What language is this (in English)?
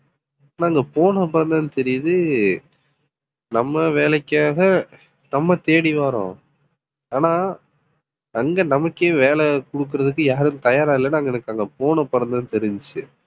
Tamil